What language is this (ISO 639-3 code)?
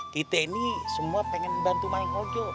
ind